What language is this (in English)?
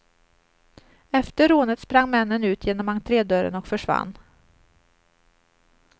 Swedish